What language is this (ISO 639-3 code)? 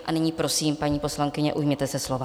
ces